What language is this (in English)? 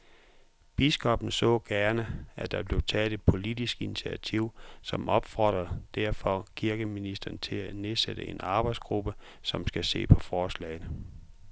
Danish